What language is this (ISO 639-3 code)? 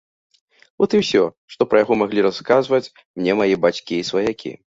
bel